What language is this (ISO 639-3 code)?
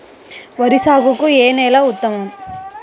tel